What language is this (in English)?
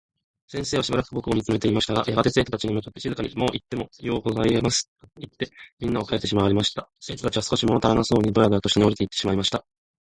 Japanese